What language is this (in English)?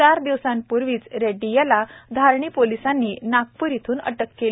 Marathi